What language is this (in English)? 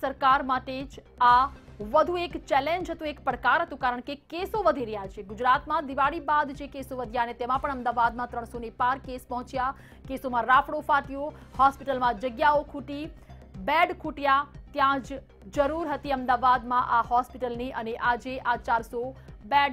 Hindi